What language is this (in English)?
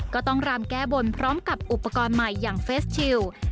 Thai